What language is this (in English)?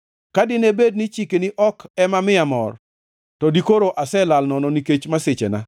Luo (Kenya and Tanzania)